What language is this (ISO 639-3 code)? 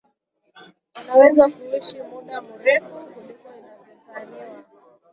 swa